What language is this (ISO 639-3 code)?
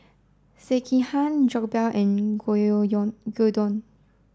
eng